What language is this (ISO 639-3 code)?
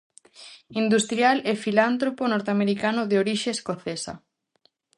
glg